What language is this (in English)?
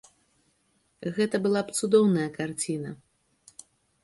Belarusian